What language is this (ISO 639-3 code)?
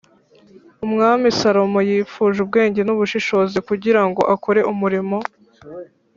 kin